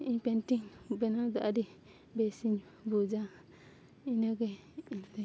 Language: Santali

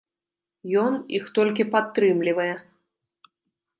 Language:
Belarusian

